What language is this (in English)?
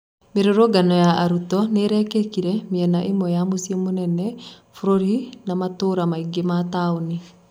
Kikuyu